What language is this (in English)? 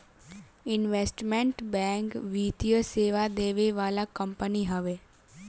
Bhojpuri